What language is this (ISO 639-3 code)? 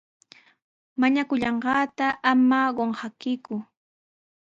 qws